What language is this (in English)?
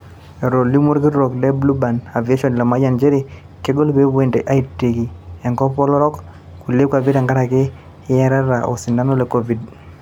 Masai